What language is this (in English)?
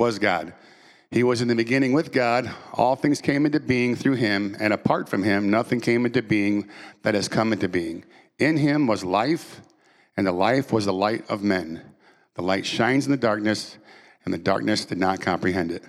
English